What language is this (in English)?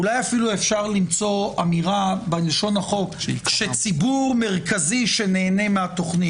Hebrew